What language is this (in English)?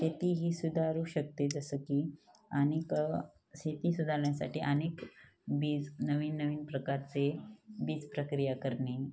Marathi